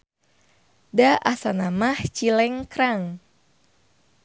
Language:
Sundanese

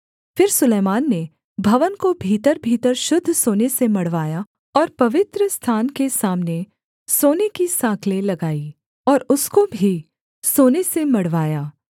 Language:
Hindi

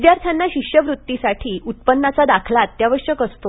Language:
Marathi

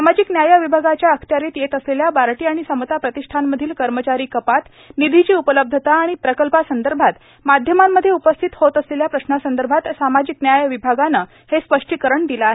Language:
Marathi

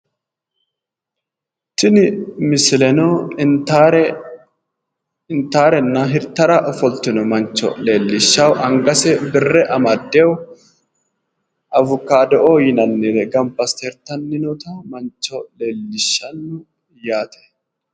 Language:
Sidamo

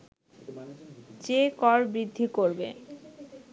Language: Bangla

